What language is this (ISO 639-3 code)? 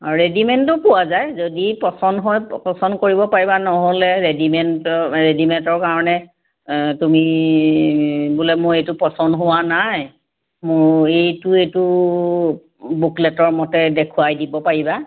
asm